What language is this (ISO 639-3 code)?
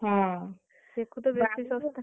ori